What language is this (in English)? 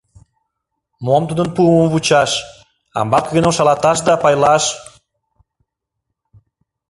Mari